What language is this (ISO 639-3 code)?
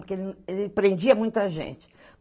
por